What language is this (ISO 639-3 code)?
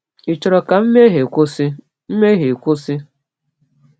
ibo